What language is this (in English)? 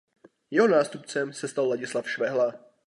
Czech